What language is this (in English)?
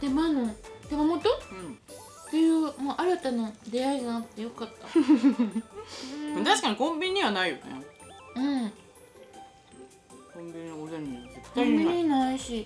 Japanese